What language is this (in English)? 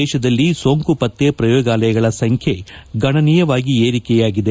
Kannada